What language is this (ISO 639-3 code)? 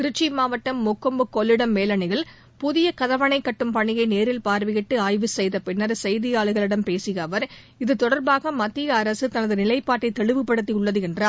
tam